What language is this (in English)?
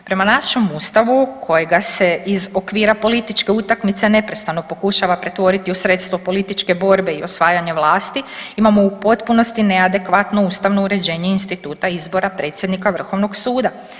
Croatian